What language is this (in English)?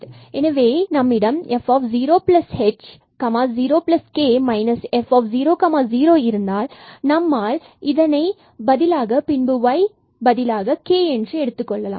Tamil